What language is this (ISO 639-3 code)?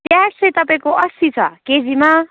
nep